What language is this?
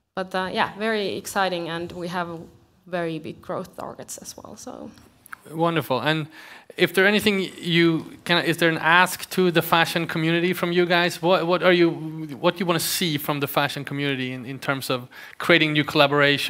English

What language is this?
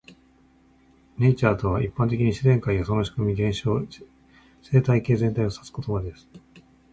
Japanese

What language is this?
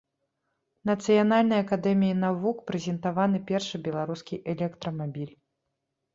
Belarusian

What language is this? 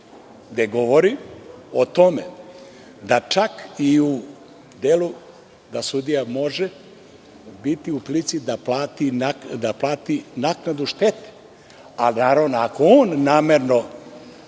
Serbian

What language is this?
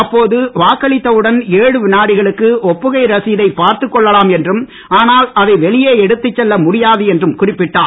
Tamil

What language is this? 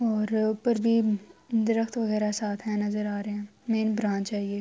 Urdu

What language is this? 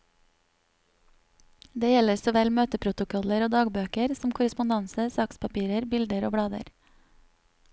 Norwegian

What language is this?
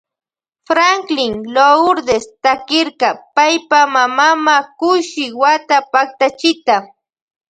Loja Highland Quichua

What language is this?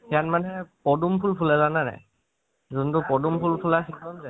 Assamese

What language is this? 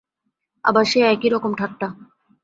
Bangla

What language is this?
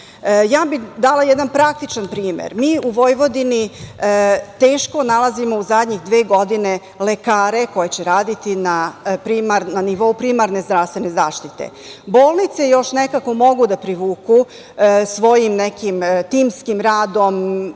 Serbian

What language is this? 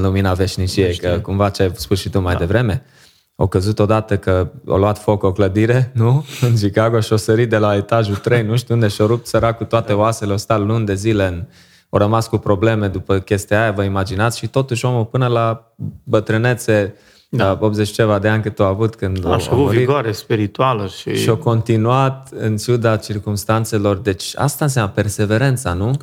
Romanian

